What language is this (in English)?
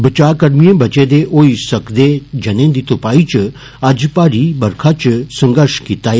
Dogri